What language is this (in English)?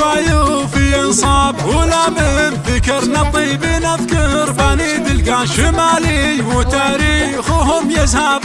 Arabic